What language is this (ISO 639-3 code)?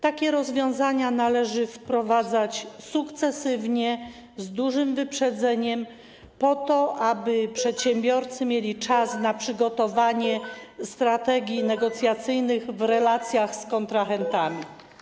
pol